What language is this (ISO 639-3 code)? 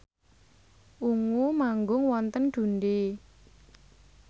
jav